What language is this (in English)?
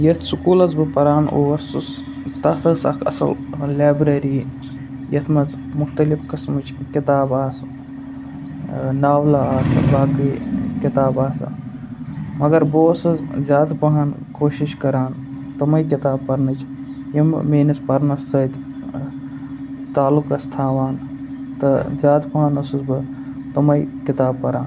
Kashmiri